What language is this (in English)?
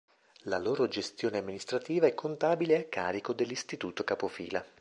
Italian